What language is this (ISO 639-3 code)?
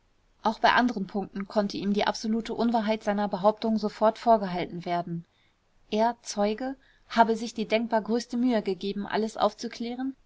deu